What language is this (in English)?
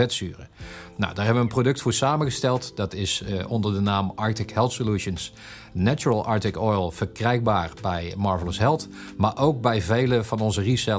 Dutch